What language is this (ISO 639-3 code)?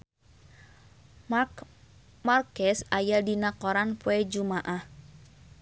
sun